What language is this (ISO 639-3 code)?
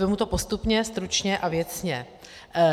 ces